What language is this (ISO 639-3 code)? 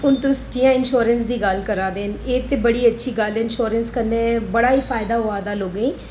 doi